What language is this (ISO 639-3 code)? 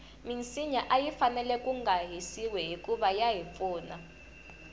tso